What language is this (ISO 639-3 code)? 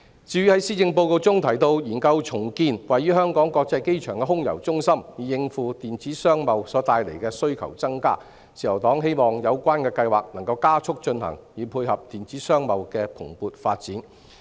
yue